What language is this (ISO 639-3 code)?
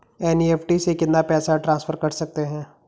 hin